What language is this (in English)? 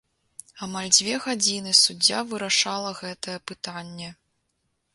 Belarusian